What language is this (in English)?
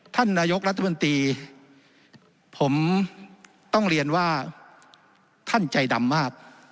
Thai